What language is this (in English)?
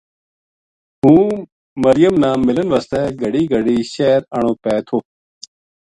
Gujari